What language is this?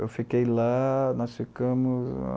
Portuguese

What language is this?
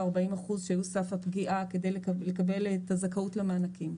Hebrew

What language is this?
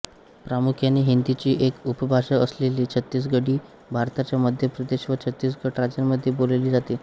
Marathi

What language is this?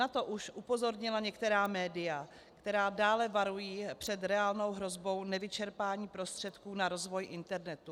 Czech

